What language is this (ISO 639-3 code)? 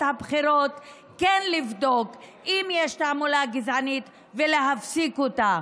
heb